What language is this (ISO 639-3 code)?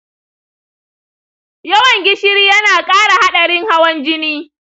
hau